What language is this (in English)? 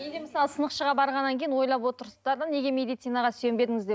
Kazakh